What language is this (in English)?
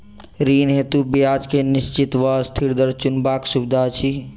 Maithili